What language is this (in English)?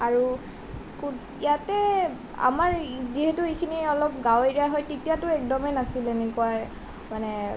Assamese